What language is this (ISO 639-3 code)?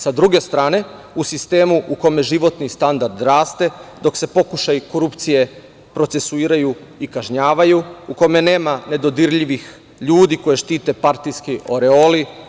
srp